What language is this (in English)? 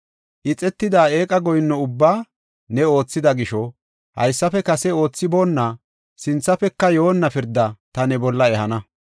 Gofa